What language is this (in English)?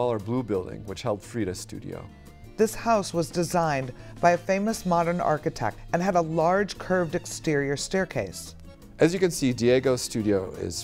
English